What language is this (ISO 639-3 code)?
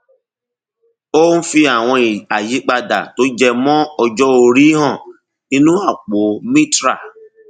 yor